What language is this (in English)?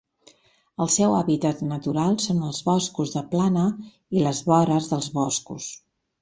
Catalan